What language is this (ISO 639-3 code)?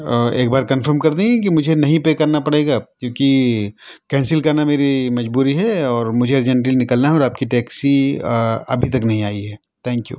urd